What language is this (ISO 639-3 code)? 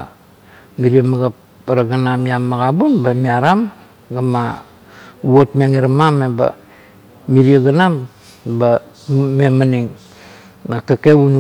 kto